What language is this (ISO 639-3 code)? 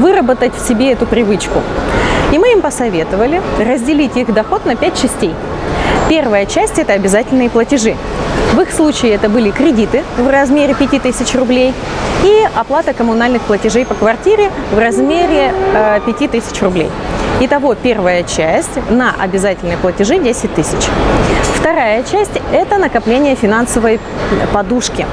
rus